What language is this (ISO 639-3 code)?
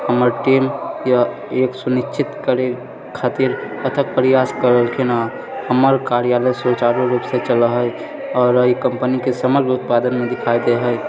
mai